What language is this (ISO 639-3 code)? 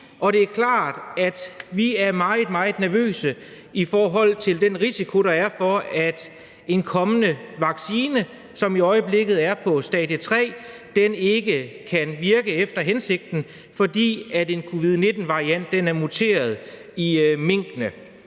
dan